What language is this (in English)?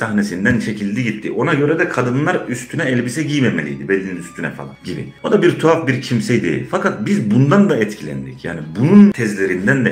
Turkish